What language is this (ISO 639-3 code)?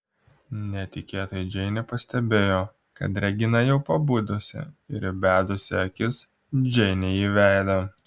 lit